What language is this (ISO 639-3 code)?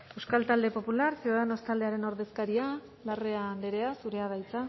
eus